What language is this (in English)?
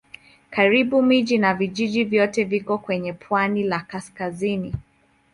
Swahili